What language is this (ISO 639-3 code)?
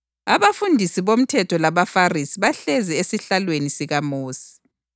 nde